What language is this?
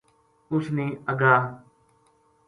Gujari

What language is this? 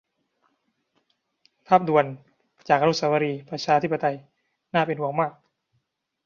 Thai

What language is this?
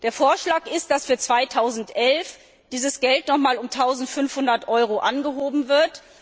German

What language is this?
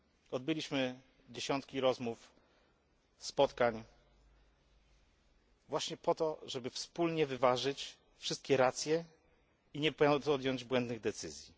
Polish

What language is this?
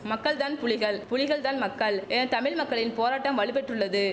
Tamil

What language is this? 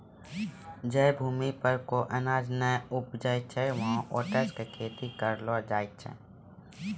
Maithili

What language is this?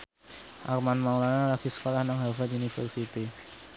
Javanese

